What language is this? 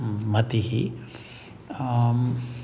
Sanskrit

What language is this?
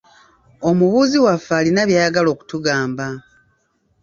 Ganda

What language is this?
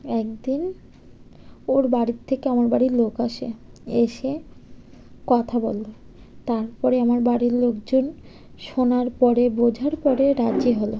Bangla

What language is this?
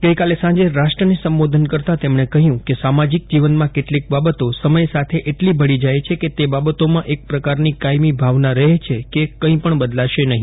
Gujarati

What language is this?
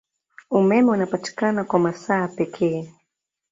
Swahili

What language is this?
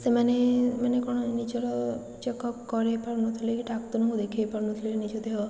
Odia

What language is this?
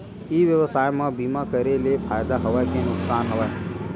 Chhattisgarhi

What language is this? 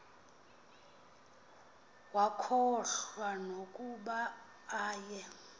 Xhosa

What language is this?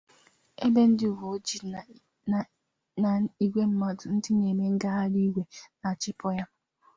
Igbo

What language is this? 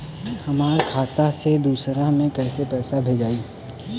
Bhojpuri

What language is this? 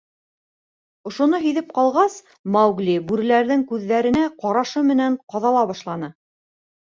Bashkir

